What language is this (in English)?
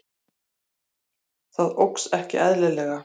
Icelandic